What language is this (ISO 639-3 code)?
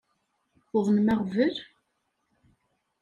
kab